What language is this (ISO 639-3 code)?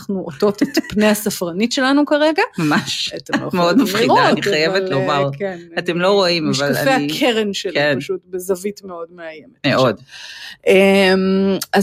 heb